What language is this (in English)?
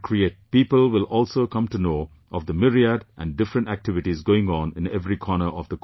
English